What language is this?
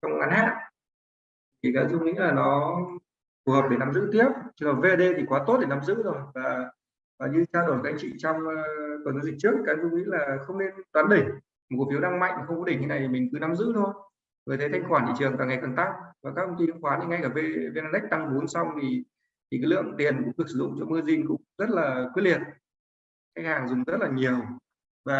Vietnamese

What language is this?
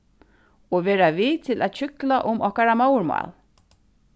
Faroese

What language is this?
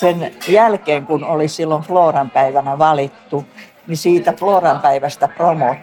Finnish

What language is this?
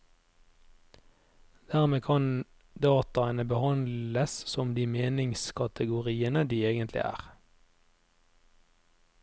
Norwegian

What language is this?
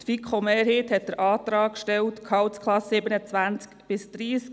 Swiss German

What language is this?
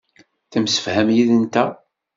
Kabyle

